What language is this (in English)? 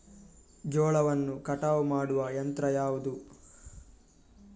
Kannada